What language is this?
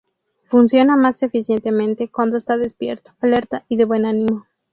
Spanish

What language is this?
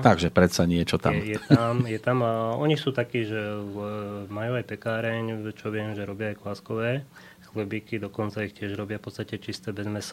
Slovak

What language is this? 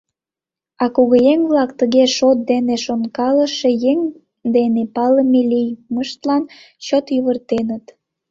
Mari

